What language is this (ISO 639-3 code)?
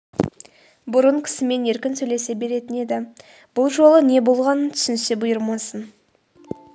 kaz